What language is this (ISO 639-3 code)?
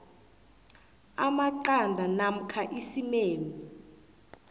nbl